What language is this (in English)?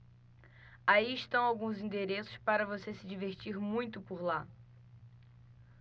Portuguese